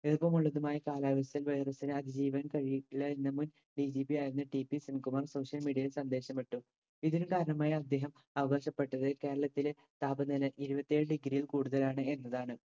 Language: Malayalam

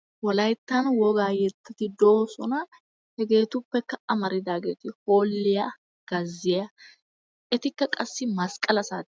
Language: Wolaytta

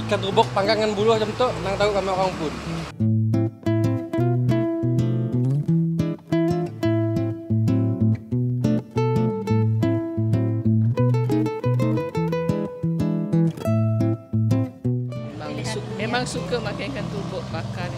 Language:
Malay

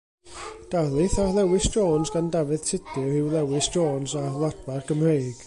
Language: Welsh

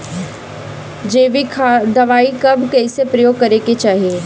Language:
Bhojpuri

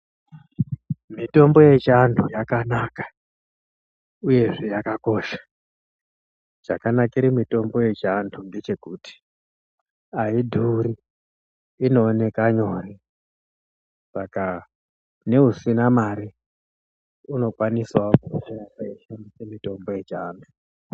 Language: Ndau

